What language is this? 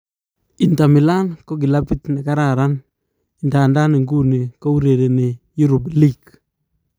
Kalenjin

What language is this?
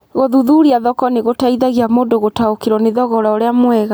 Kikuyu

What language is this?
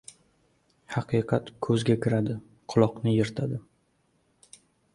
Uzbek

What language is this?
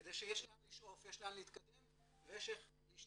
Hebrew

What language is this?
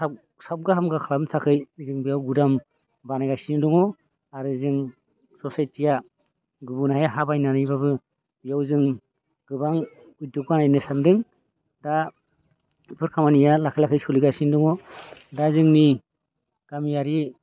Bodo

